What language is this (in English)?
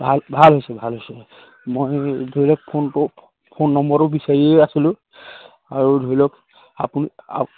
Assamese